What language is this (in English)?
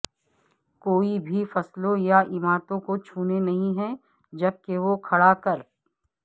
Urdu